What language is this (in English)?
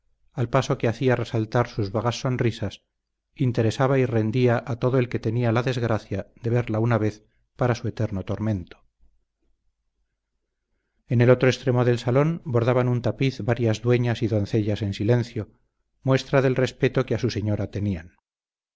Spanish